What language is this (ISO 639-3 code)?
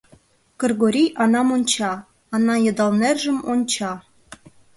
chm